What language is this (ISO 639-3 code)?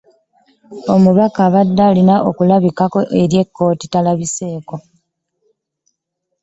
lug